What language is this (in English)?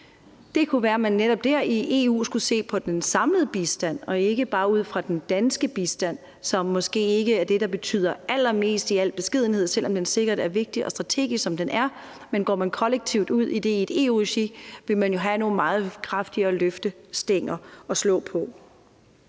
Danish